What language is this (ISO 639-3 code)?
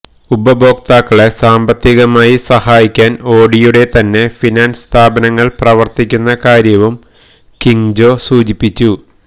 mal